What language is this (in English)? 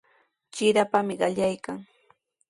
Sihuas Ancash Quechua